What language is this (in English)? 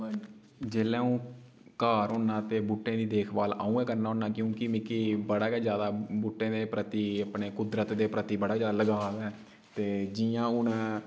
Dogri